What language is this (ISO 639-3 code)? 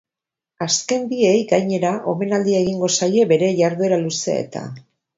eus